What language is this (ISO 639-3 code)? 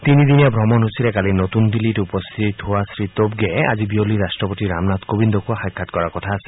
asm